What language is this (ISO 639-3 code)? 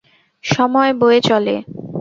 ben